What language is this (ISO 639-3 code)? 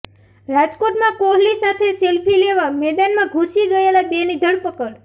guj